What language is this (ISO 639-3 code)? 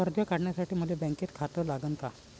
mar